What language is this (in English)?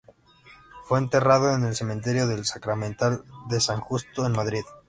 Spanish